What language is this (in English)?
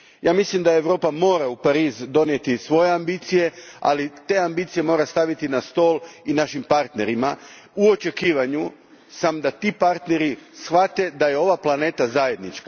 Croatian